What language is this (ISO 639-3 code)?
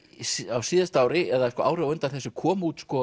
isl